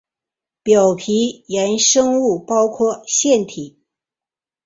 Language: Chinese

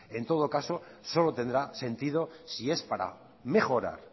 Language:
Spanish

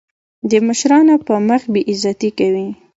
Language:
Pashto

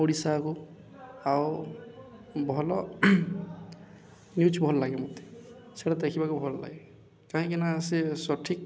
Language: Odia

